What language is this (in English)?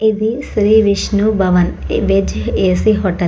Telugu